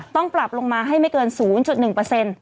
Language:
Thai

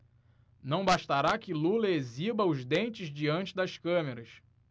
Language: Portuguese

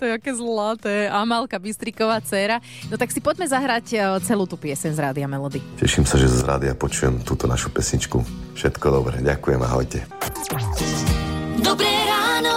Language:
Slovak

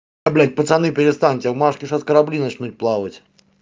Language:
Russian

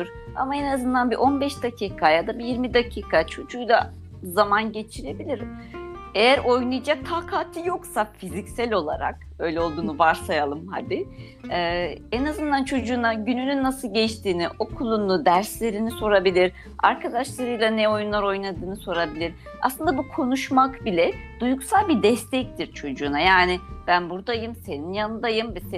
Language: Turkish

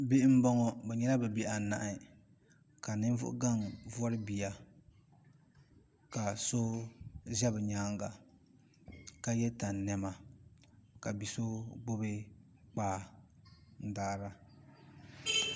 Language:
Dagbani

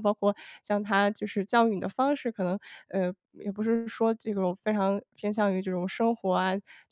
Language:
Chinese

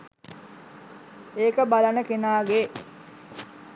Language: Sinhala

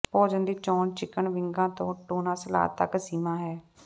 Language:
Punjabi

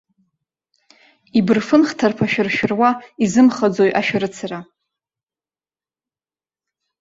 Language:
Abkhazian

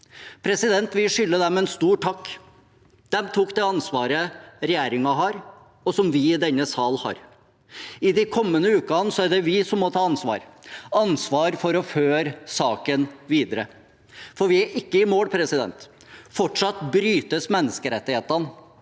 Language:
Norwegian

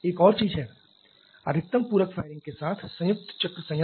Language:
Hindi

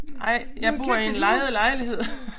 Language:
Danish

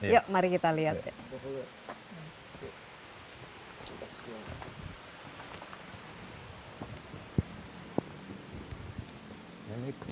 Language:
Indonesian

